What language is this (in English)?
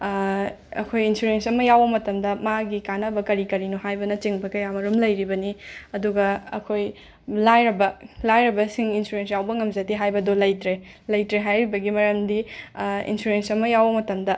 Manipuri